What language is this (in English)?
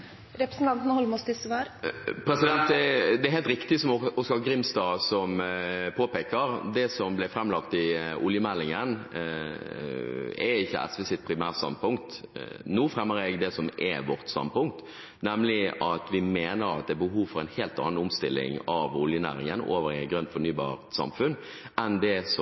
Norwegian